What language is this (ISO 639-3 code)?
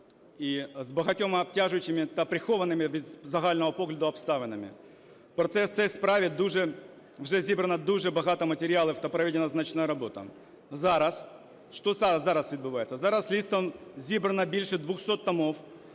ukr